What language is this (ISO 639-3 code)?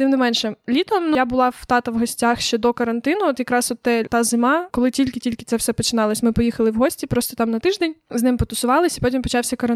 ukr